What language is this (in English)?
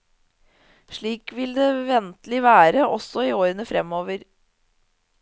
Norwegian